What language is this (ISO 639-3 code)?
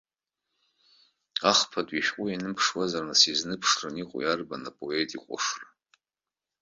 abk